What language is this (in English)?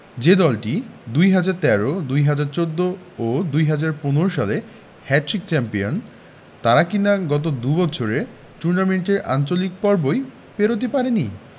Bangla